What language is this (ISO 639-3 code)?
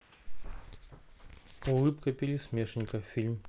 rus